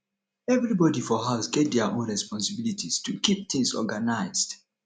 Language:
Nigerian Pidgin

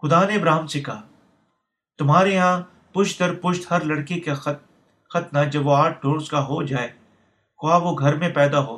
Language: Urdu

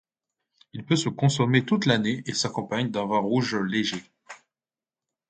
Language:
French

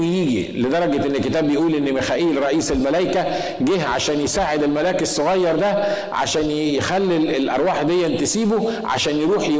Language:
Arabic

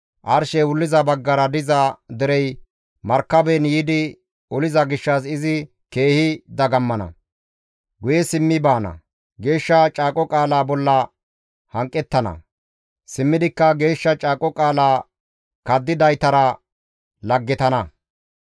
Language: Gamo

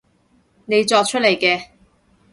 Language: Cantonese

